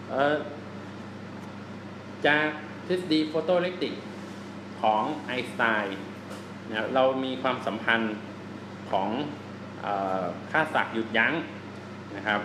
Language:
Thai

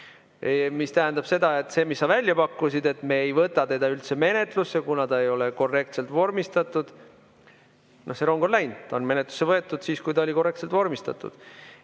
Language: Estonian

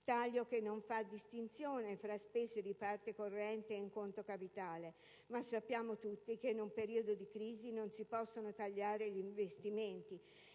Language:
Italian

